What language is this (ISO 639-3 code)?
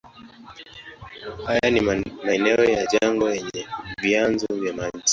swa